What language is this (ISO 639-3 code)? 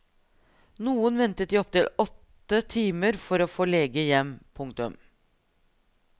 nor